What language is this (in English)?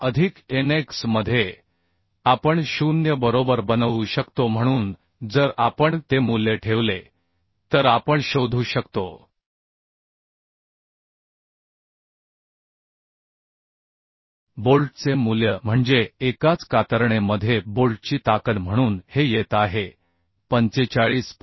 Marathi